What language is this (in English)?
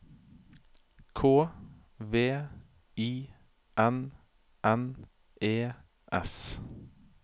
Norwegian